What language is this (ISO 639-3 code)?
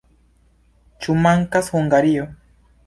epo